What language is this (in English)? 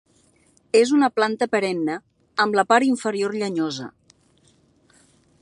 Catalan